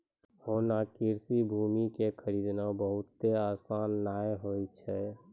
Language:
Maithili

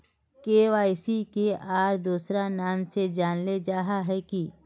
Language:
Magahi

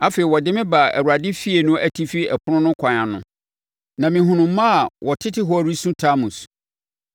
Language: Akan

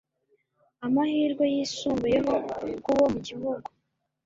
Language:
Kinyarwanda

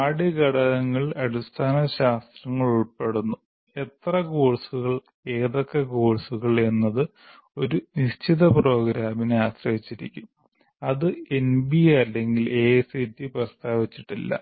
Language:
Malayalam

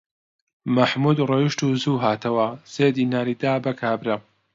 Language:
Central Kurdish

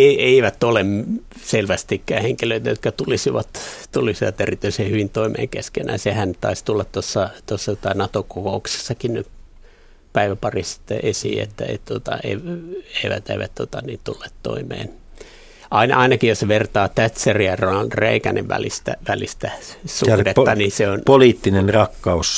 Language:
Finnish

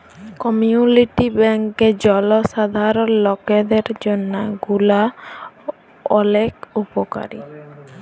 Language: Bangla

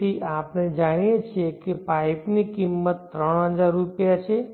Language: Gujarati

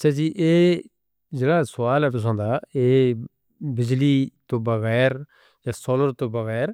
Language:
Northern Hindko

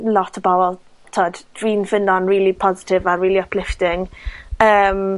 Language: Welsh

